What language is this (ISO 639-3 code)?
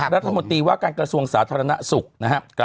tha